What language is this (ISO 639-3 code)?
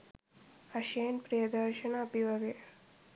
sin